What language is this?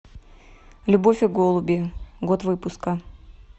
Russian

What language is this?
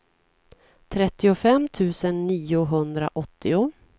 Swedish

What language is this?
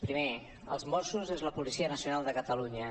Catalan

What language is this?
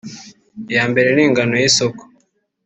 Kinyarwanda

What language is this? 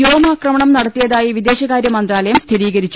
Malayalam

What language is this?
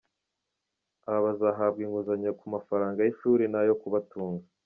Kinyarwanda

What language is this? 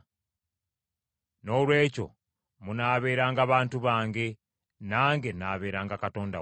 Ganda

